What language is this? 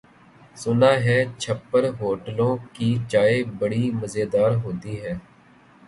Urdu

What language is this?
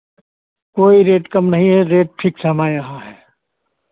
Hindi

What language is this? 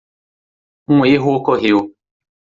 Portuguese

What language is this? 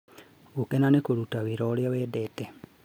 Kikuyu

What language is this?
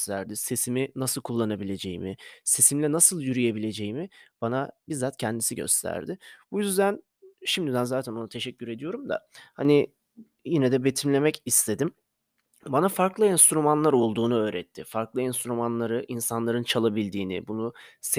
Turkish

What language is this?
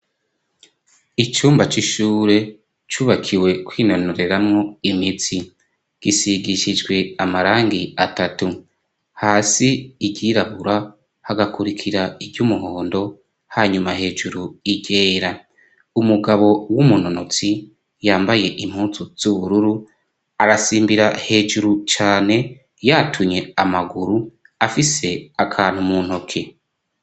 Rundi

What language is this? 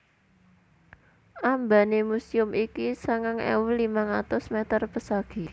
Javanese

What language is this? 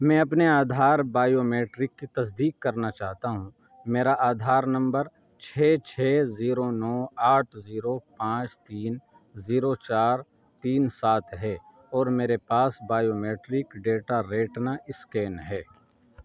Urdu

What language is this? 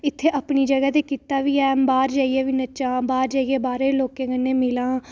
Dogri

